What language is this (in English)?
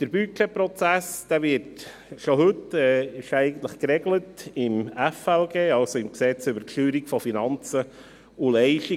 Swiss German